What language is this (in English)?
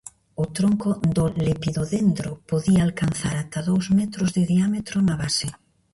Galician